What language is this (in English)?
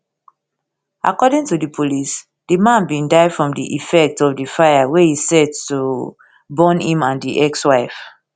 Nigerian Pidgin